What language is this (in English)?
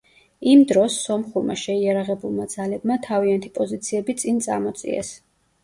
Georgian